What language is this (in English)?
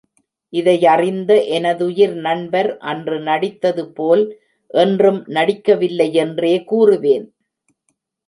Tamil